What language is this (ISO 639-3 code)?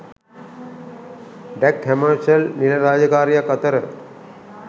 sin